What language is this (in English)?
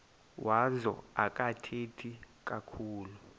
Xhosa